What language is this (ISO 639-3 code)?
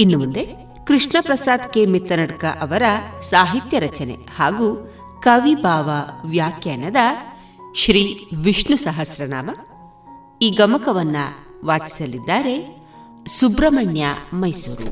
kan